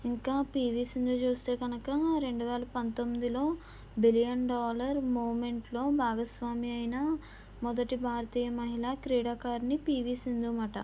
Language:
Telugu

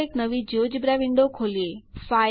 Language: Gujarati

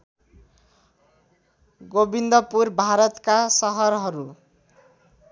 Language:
Nepali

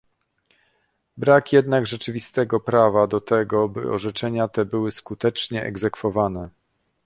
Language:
Polish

